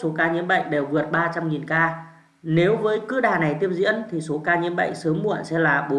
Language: Vietnamese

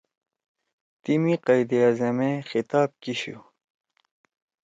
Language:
Torwali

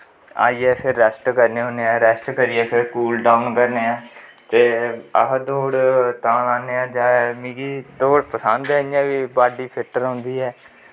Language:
Dogri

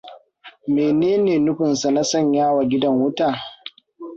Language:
Hausa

